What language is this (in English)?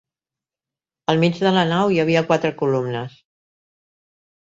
Catalan